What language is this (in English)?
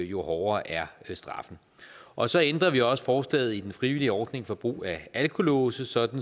Danish